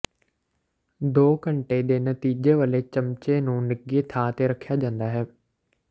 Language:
Punjabi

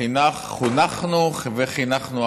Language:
Hebrew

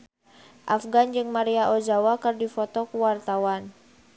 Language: Sundanese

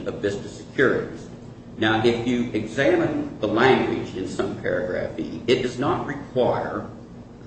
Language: English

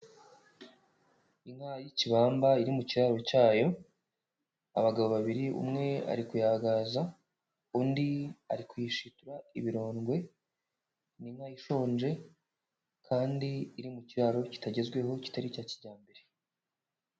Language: Kinyarwanda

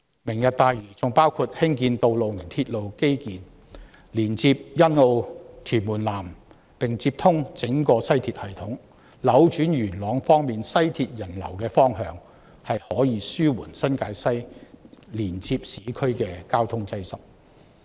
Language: Cantonese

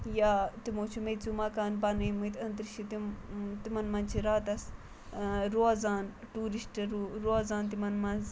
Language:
Kashmiri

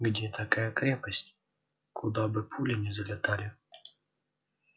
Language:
Russian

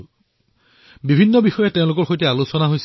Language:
Assamese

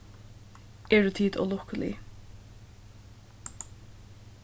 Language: Faroese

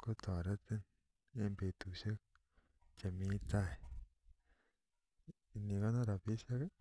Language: Kalenjin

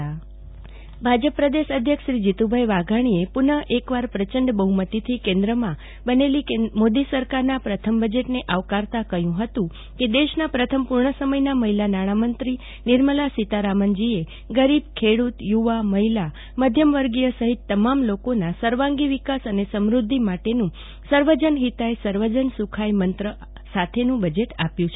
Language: Gujarati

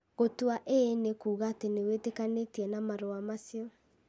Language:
Kikuyu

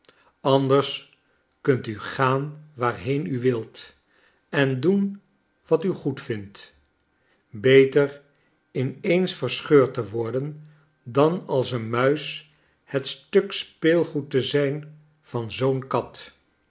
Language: Dutch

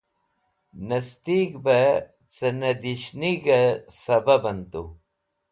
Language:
Wakhi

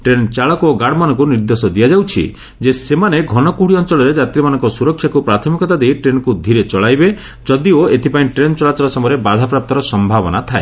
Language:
Odia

